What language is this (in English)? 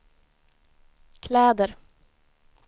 Swedish